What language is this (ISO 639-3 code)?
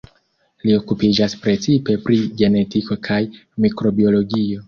epo